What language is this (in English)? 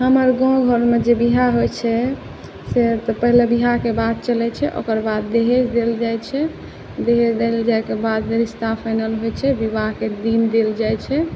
Maithili